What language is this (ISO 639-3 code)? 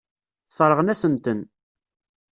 kab